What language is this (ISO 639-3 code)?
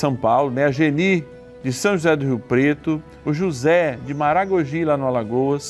por